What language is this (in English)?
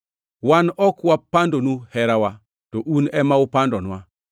Luo (Kenya and Tanzania)